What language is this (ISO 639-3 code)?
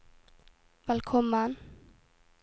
nor